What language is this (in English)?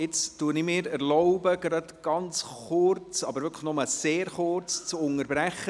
Swiss German